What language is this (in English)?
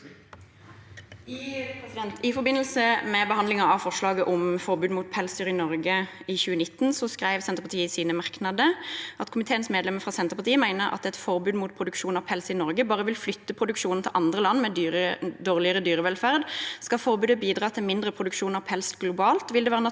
Norwegian